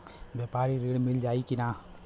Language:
Bhojpuri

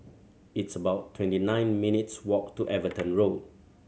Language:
English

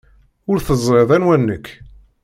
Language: Kabyle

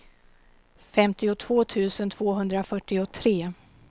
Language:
Swedish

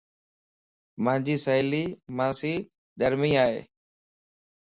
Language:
Lasi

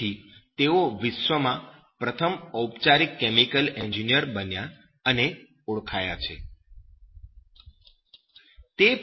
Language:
Gujarati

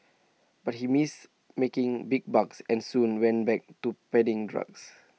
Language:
English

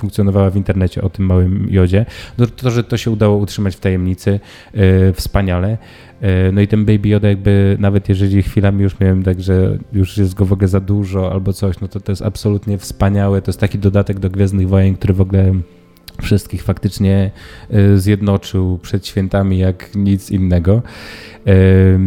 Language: Polish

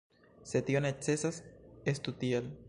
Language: Esperanto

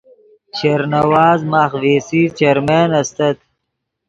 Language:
Yidgha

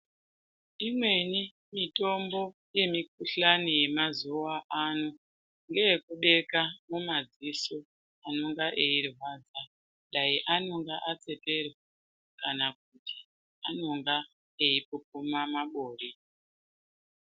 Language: Ndau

